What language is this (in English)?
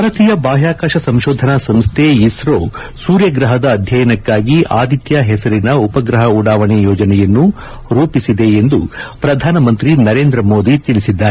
Kannada